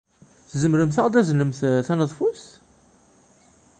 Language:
Kabyle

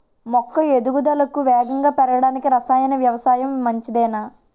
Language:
Telugu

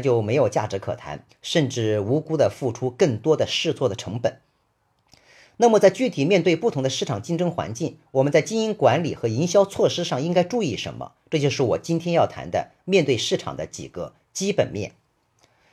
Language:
Chinese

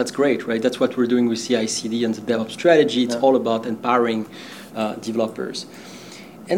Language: English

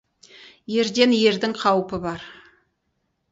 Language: Kazakh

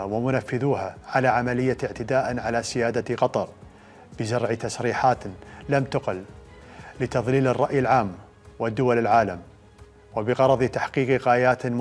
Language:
Arabic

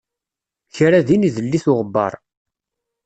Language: Kabyle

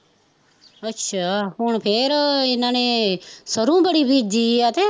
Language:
Punjabi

